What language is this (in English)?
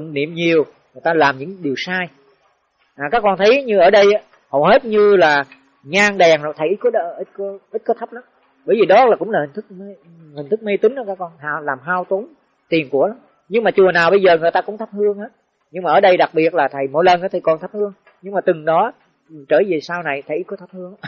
Vietnamese